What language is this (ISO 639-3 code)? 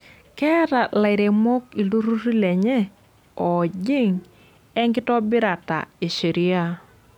mas